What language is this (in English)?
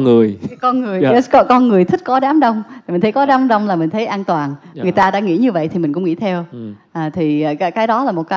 Vietnamese